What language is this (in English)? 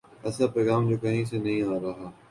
Urdu